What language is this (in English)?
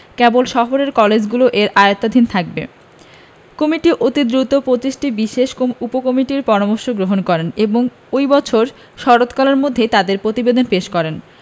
Bangla